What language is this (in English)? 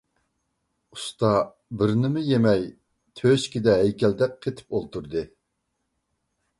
Uyghur